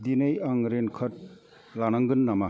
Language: Bodo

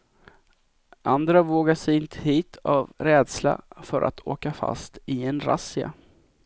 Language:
Swedish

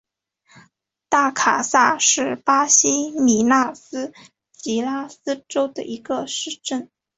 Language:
Chinese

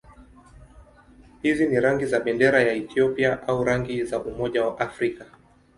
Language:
Swahili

